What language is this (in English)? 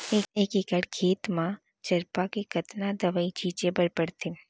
Chhattisgarhi